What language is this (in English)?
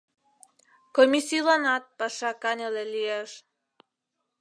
Mari